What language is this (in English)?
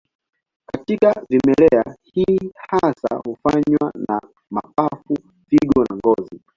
Swahili